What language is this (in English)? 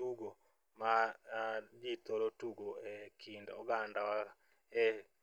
Luo (Kenya and Tanzania)